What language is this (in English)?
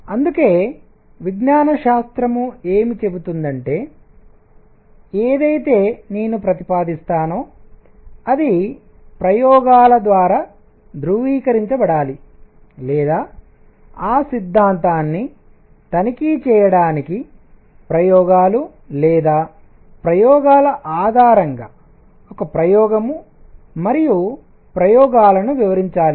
Telugu